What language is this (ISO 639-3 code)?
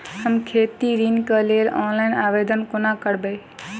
mai